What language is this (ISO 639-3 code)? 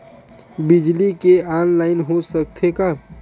hne